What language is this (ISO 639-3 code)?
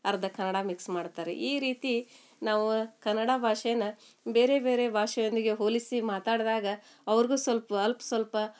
kan